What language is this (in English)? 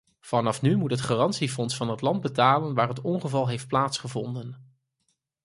Dutch